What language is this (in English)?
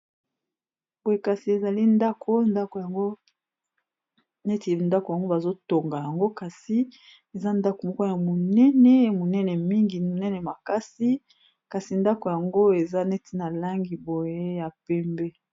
Lingala